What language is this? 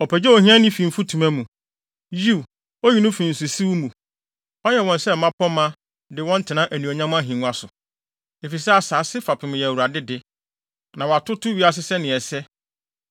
Akan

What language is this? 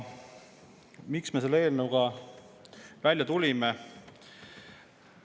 Estonian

